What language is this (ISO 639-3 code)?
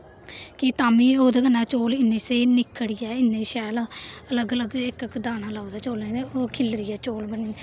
doi